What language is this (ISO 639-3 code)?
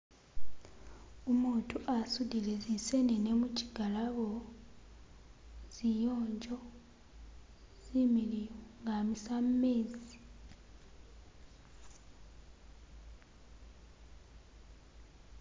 myx